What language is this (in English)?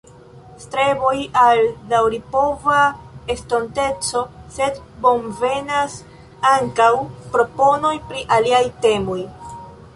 Esperanto